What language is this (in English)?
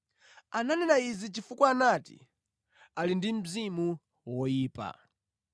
Nyanja